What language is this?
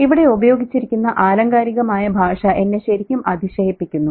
Malayalam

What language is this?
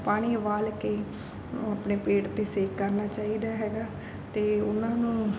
Punjabi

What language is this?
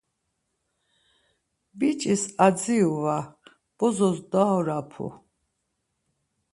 Laz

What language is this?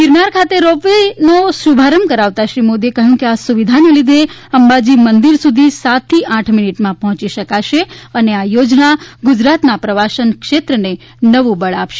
Gujarati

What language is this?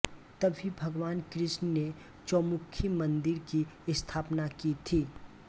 Hindi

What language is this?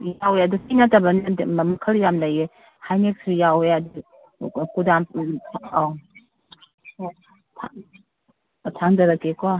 Manipuri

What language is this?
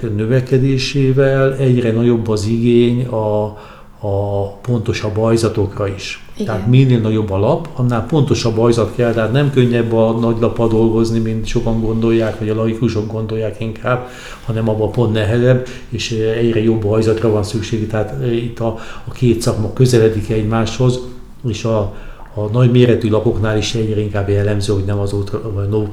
Hungarian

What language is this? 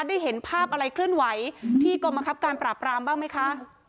Thai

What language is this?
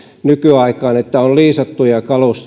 Finnish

